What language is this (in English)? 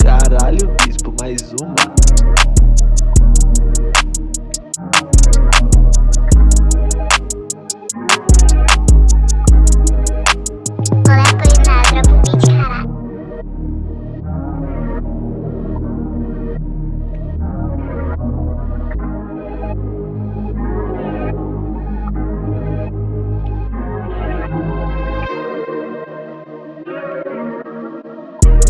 Portuguese